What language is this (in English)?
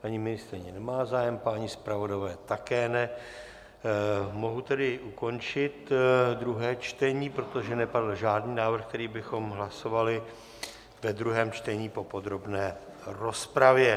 Czech